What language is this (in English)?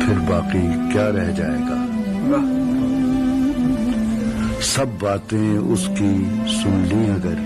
Arabic